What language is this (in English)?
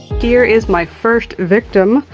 English